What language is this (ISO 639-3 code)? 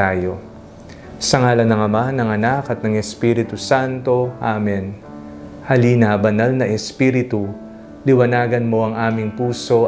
fil